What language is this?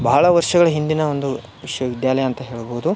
Kannada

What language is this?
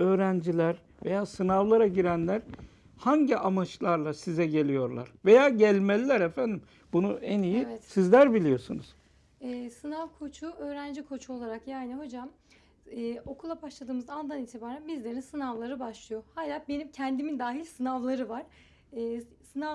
Turkish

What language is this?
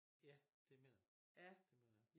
Danish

